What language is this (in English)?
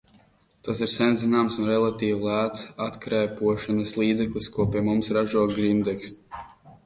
Latvian